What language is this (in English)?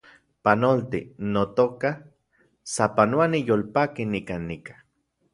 Central Puebla Nahuatl